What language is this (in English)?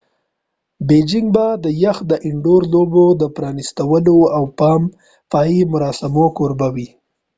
Pashto